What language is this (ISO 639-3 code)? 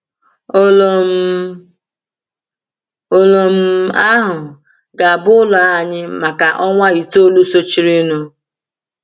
ibo